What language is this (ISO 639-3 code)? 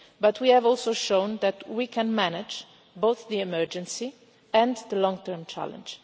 eng